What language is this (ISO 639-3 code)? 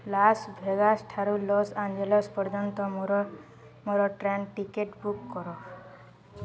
ori